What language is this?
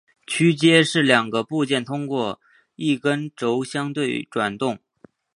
Chinese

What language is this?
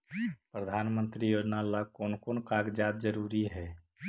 Magahi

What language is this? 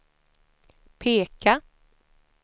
Swedish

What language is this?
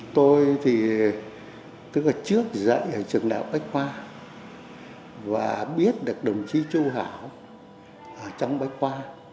Vietnamese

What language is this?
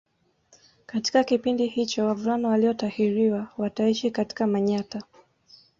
Swahili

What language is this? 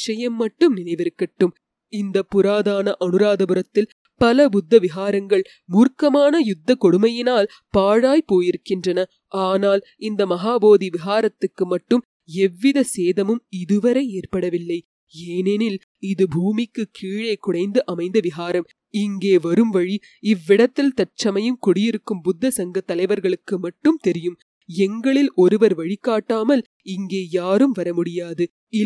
Tamil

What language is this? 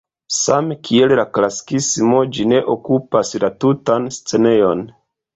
Esperanto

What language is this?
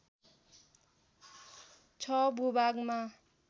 Nepali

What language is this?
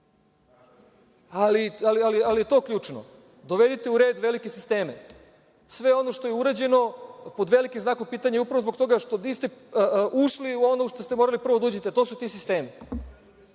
Serbian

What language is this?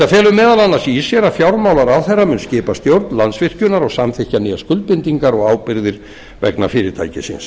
Icelandic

